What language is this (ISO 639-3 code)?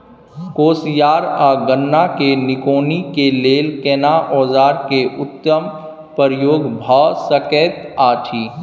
mai